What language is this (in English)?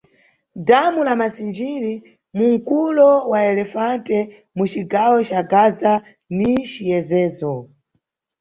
Nyungwe